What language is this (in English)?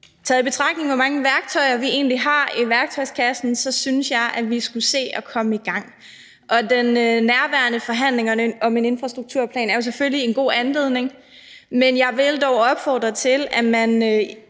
Danish